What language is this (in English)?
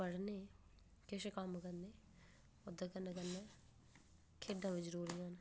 Dogri